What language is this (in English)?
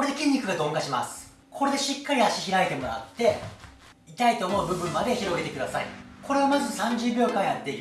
Japanese